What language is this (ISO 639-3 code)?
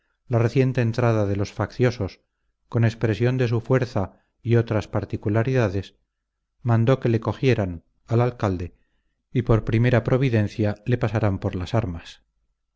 spa